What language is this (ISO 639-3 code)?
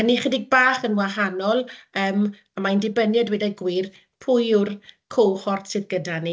cym